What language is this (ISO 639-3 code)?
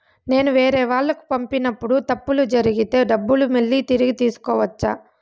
tel